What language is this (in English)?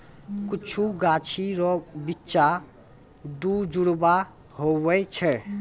Maithili